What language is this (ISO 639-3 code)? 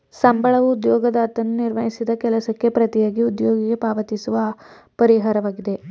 kan